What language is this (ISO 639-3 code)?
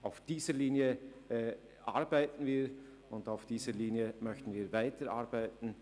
gsw